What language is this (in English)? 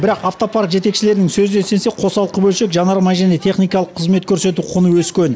Kazakh